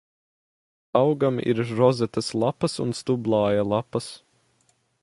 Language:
Latvian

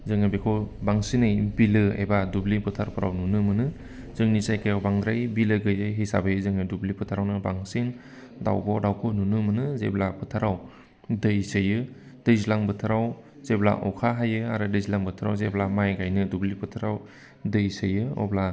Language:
Bodo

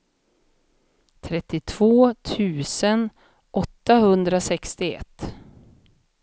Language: Swedish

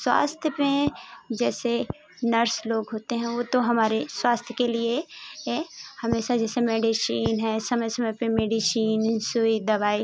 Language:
Hindi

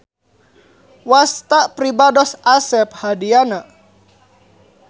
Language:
Sundanese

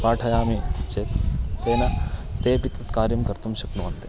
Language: Sanskrit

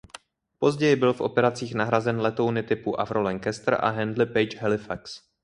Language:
Czech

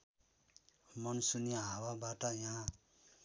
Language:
Nepali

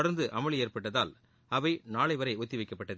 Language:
Tamil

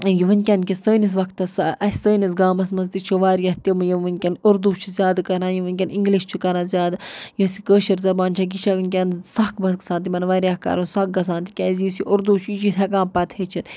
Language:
Kashmiri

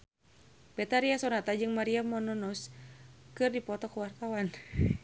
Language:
Sundanese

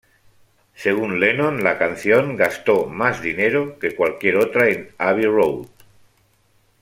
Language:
Spanish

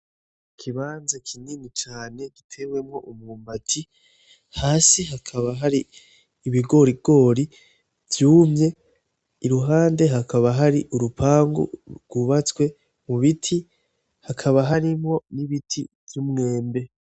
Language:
Rundi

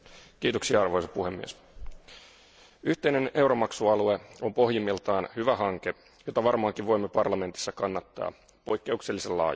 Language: Finnish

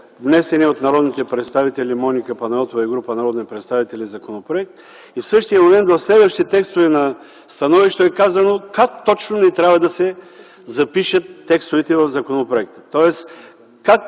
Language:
Bulgarian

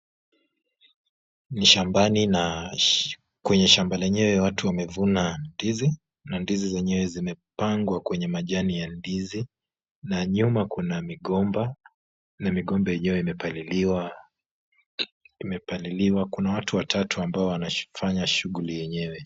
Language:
Swahili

